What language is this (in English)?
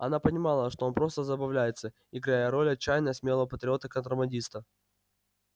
Russian